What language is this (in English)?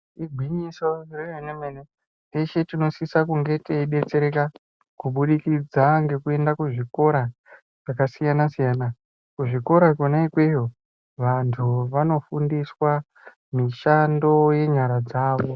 Ndau